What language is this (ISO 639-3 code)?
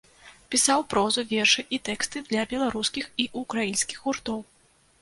bel